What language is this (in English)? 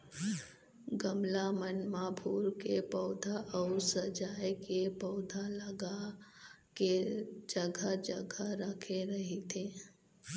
Chhattisgarhi